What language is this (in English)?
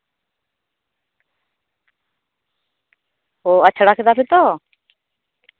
Santali